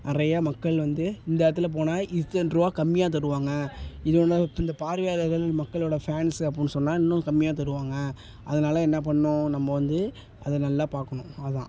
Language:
Tamil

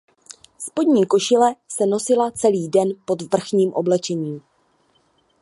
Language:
Czech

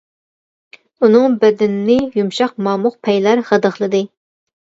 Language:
Uyghur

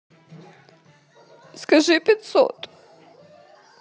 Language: Russian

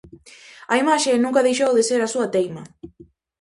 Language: Galician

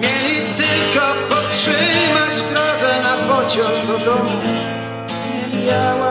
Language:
Polish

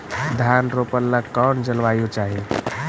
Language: Magahi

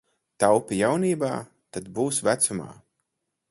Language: Latvian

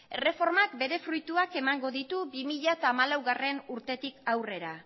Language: Basque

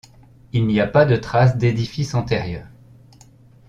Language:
French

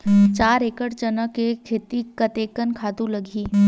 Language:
Chhattisgarhi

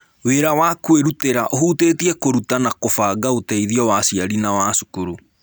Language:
Kikuyu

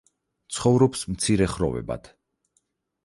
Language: Georgian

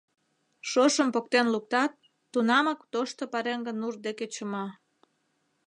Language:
Mari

